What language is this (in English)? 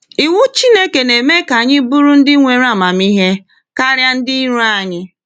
Igbo